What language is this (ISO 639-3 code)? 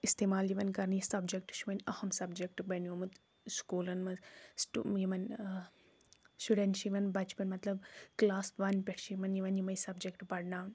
kas